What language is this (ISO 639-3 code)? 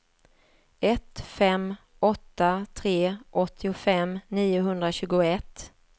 swe